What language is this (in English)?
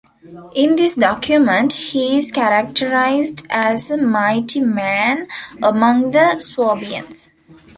English